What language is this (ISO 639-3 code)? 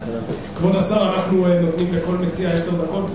heb